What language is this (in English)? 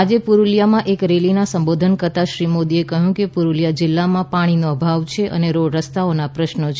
Gujarati